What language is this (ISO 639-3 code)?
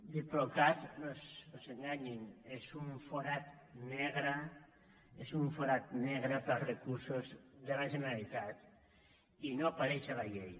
cat